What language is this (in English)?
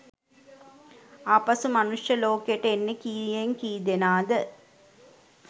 Sinhala